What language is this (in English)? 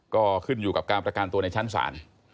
Thai